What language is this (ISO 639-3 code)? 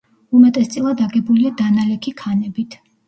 kat